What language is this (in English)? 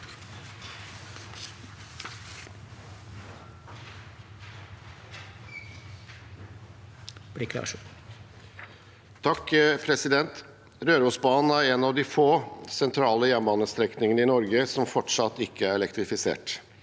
Norwegian